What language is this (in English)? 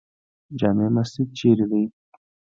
Pashto